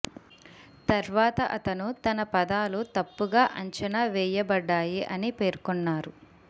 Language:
Telugu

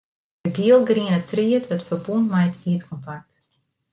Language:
Western Frisian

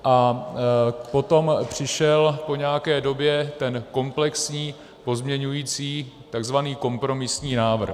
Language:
Czech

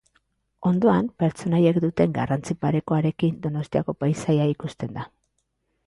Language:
Basque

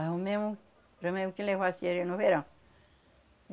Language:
Portuguese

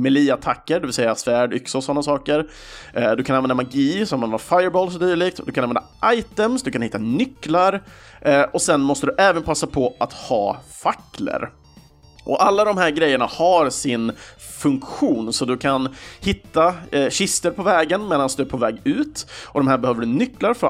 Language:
Swedish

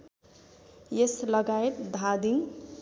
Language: Nepali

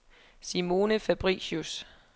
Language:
Danish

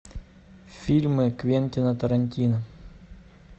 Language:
Russian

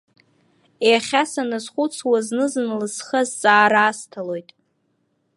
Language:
Abkhazian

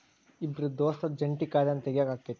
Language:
Kannada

